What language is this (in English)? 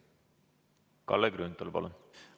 Estonian